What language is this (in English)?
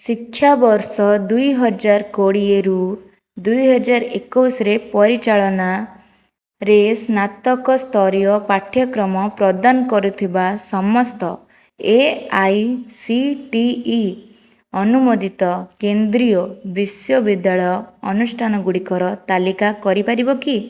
Odia